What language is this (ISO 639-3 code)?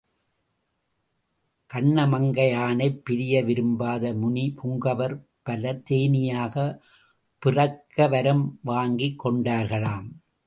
tam